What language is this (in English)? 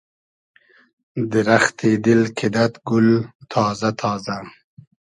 Hazaragi